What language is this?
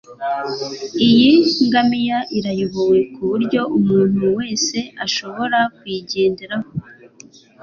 Kinyarwanda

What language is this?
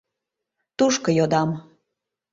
Mari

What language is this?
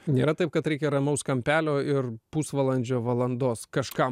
Lithuanian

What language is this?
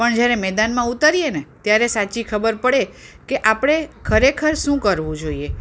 Gujarati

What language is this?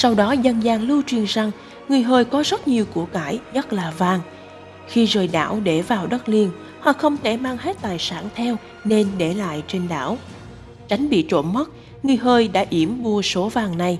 Vietnamese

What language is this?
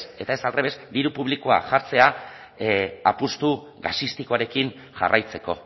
Basque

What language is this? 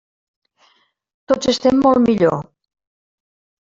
Catalan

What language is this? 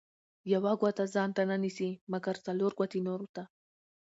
Pashto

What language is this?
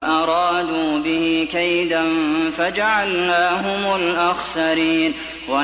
Arabic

